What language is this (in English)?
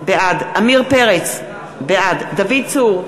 Hebrew